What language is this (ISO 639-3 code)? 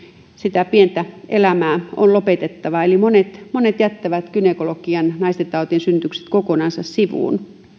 fin